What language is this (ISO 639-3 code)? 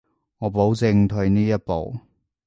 yue